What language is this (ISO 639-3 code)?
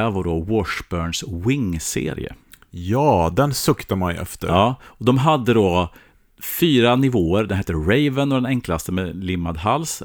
swe